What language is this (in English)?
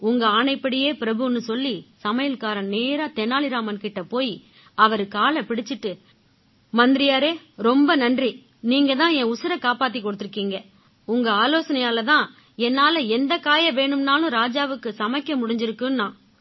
Tamil